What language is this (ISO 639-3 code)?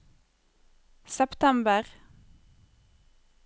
nor